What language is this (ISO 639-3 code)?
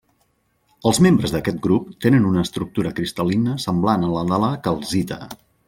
cat